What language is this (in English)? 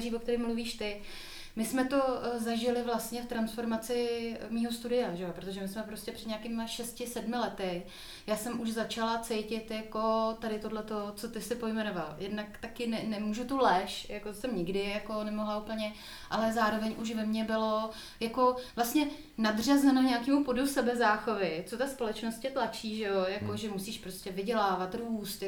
Czech